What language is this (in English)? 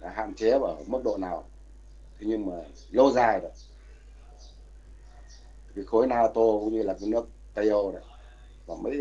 Vietnamese